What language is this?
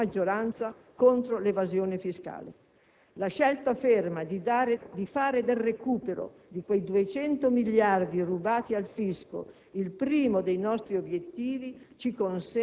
Italian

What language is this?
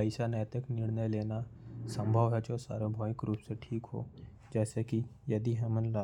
Korwa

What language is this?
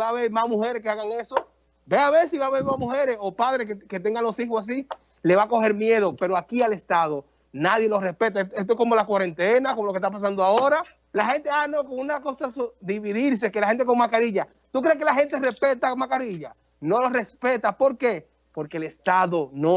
Spanish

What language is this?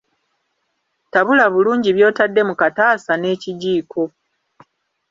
Ganda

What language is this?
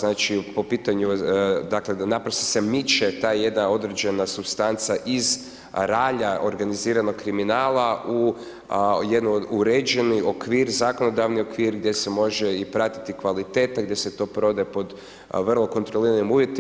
Croatian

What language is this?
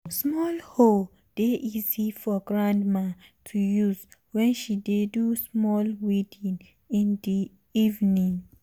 Nigerian Pidgin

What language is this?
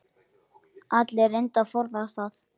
Icelandic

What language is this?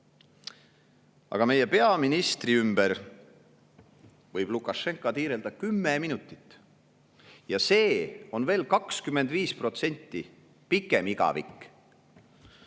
Estonian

